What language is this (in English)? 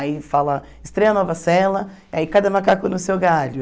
Portuguese